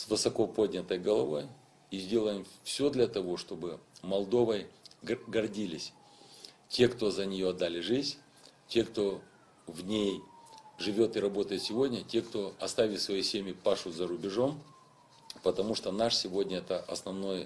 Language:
Russian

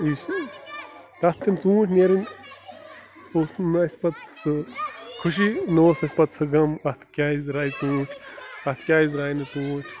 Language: Kashmiri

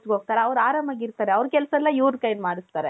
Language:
Kannada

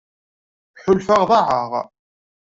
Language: Kabyle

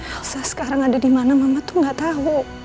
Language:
Indonesian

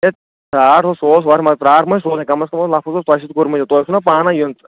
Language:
Kashmiri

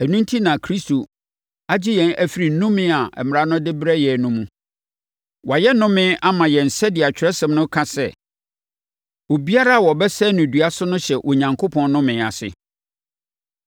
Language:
Akan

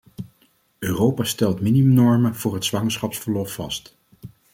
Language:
Dutch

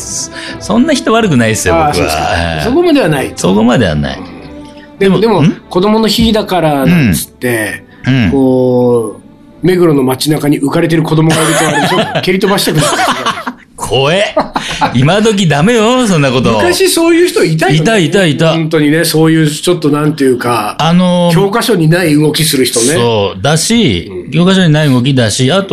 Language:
Japanese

